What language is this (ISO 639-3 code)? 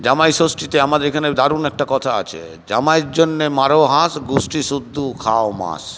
ben